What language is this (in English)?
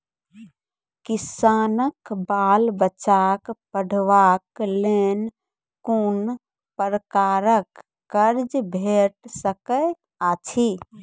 Maithili